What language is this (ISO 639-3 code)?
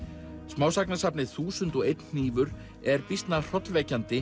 isl